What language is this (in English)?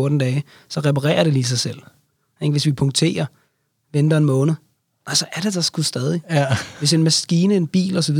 Danish